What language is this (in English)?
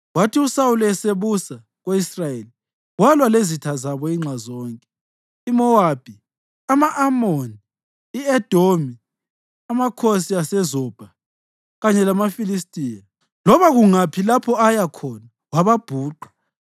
North Ndebele